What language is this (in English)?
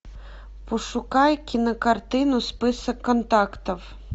Russian